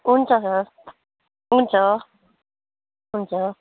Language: Nepali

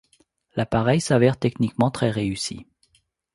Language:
French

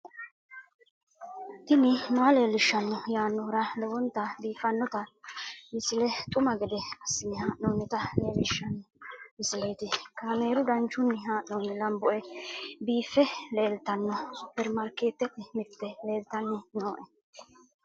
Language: Sidamo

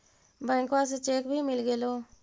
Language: Magahi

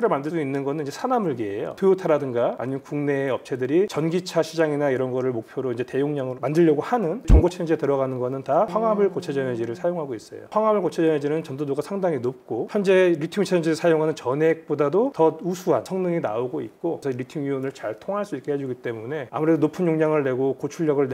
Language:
Korean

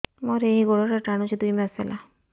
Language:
Odia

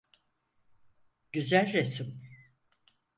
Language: Turkish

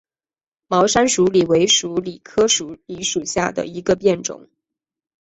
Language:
Chinese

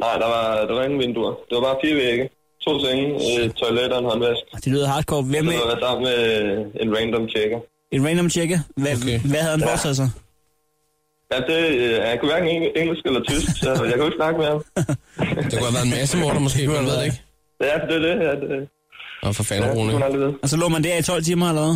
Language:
Danish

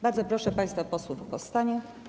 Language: Polish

